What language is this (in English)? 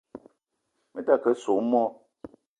Eton (Cameroon)